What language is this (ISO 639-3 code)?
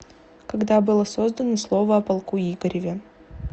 rus